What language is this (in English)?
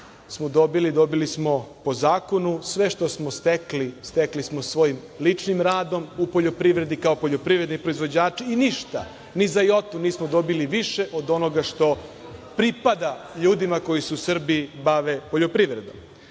Serbian